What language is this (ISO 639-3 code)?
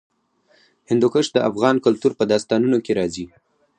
pus